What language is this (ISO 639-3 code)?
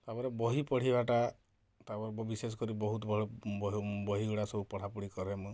ori